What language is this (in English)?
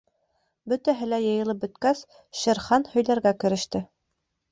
Bashkir